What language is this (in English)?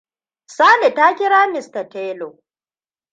Hausa